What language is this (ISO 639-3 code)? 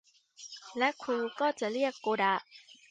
tha